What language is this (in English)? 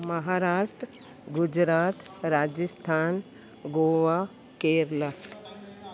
Sindhi